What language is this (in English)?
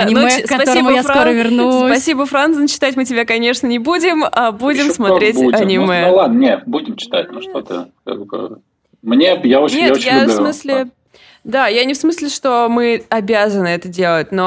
Russian